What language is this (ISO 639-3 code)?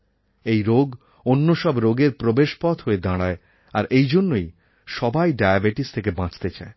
ben